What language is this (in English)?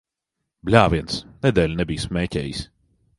Latvian